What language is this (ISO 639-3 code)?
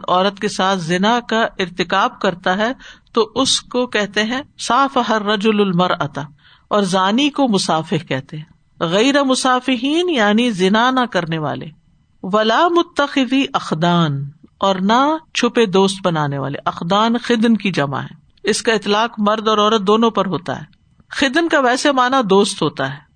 urd